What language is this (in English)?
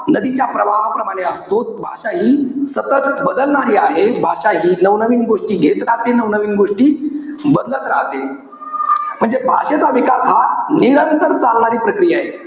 Marathi